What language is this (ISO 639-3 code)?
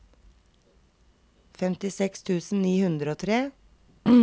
nor